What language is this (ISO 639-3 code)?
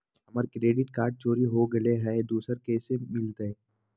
mag